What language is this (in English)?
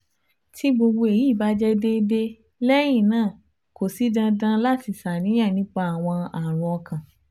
Yoruba